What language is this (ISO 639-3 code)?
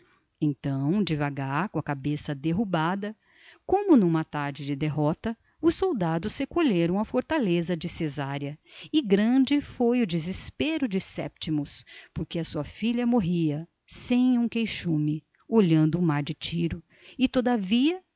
por